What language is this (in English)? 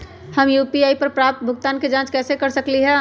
Magahi